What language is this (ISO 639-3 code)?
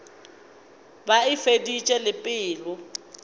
nso